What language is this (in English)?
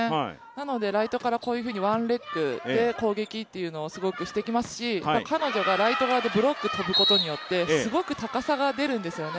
Japanese